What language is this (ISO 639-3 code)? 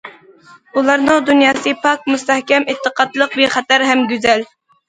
uig